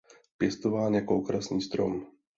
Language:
Czech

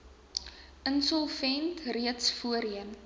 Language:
Afrikaans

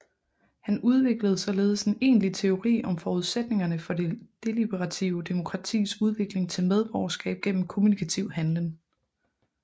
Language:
Danish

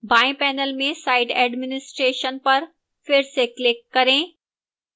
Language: Hindi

